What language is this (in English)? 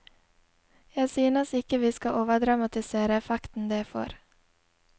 Norwegian